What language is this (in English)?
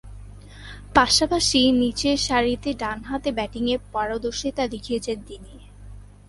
Bangla